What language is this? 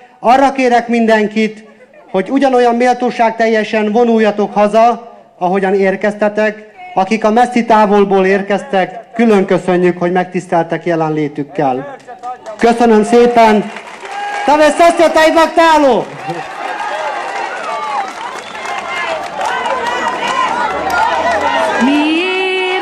Hungarian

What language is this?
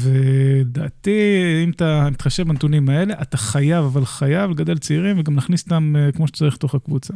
Hebrew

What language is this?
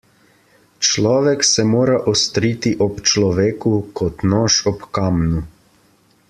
Slovenian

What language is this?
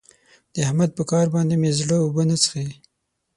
Pashto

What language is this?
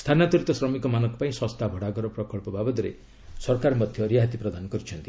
Odia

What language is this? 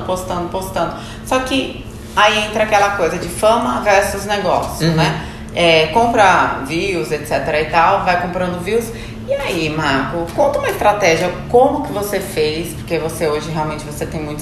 Portuguese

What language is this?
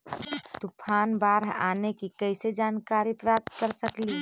Magahi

